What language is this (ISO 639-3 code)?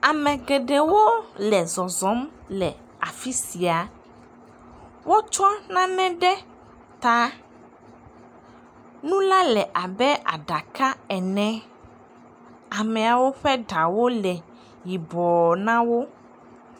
ewe